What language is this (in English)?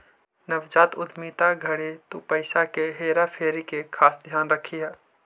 Magahi